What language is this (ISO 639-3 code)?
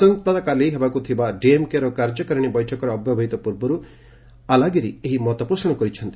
ori